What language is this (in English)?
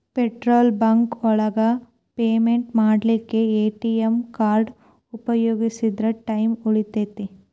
Kannada